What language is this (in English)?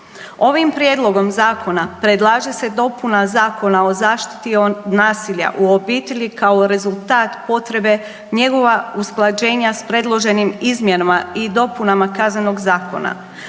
Croatian